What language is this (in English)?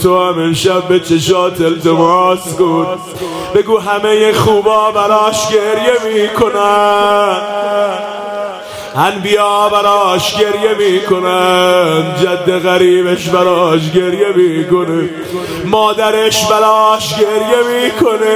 Persian